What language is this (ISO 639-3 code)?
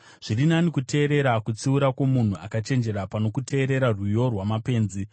sna